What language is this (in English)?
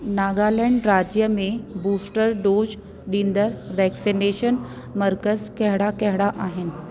Sindhi